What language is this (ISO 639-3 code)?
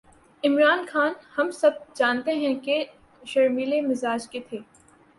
urd